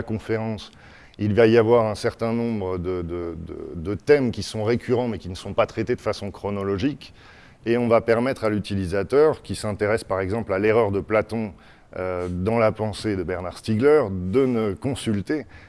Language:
French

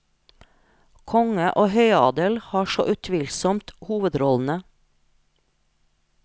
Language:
Norwegian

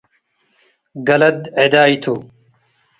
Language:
Tigre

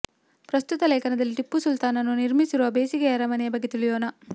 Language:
Kannada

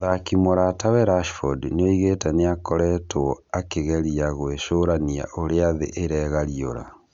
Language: Kikuyu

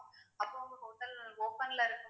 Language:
Tamil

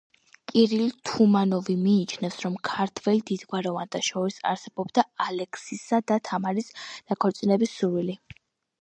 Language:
Georgian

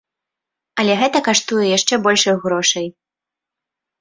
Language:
Belarusian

